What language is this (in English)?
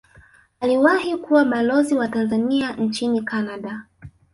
Swahili